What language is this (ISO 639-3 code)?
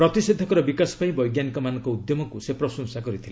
ori